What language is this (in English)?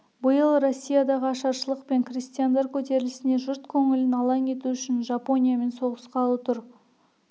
Kazakh